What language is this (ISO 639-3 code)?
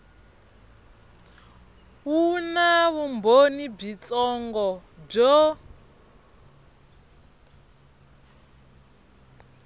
tso